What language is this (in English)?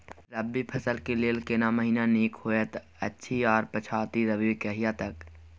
Maithili